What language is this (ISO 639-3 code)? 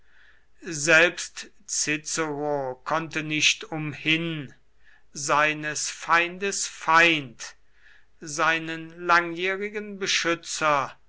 deu